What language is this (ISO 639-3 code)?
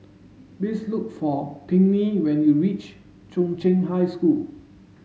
eng